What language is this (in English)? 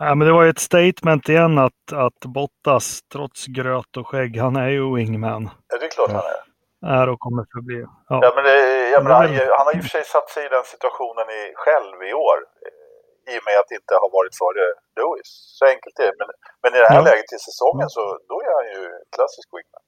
Swedish